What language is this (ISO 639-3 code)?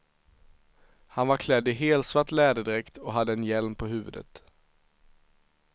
swe